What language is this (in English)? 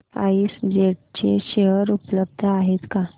Marathi